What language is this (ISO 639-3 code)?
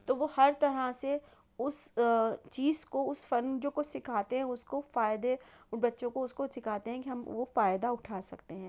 urd